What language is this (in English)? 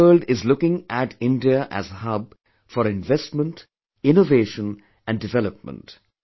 English